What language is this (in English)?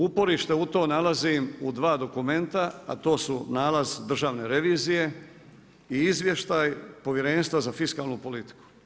Croatian